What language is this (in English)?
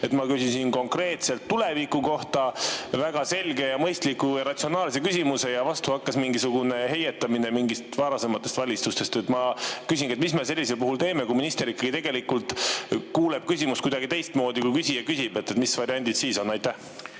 Estonian